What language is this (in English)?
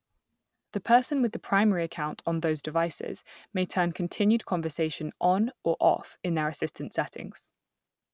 English